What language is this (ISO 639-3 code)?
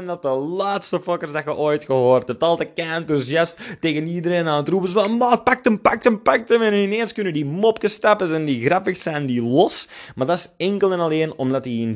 nld